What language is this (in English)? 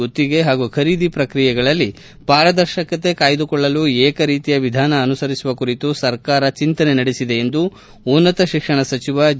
Kannada